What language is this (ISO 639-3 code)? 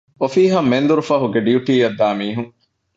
div